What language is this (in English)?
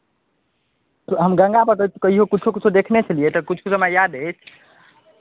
Maithili